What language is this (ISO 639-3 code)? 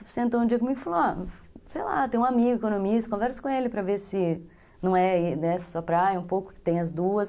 por